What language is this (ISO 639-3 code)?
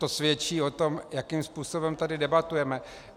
ces